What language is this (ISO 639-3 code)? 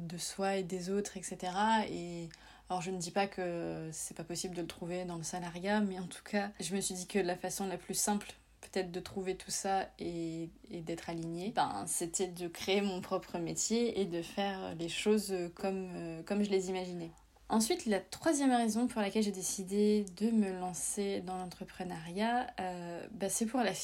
fra